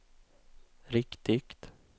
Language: Swedish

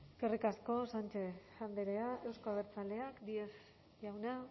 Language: Basque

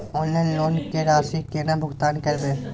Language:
Maithili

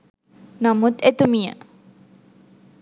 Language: Sinhala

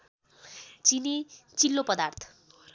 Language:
Nepali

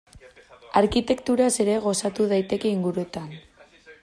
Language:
Basque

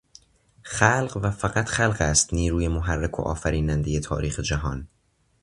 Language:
Persian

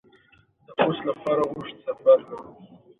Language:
Pashto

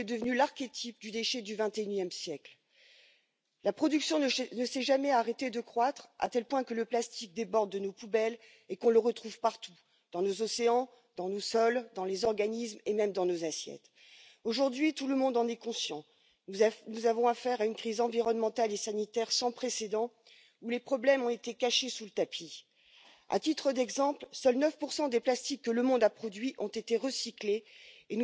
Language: French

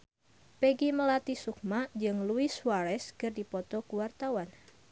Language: Sundanese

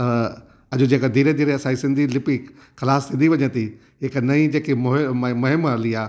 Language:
Sindhi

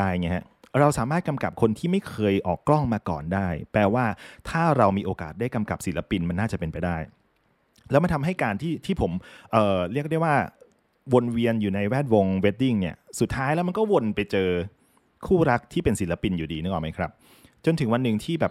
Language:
Thai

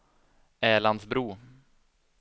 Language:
Swedish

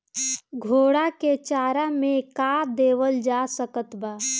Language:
Bhojpuri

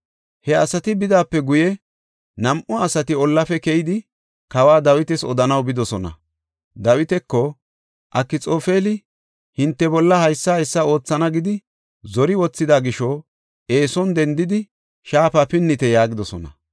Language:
Gofa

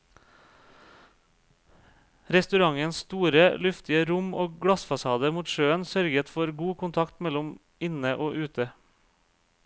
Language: Norwegian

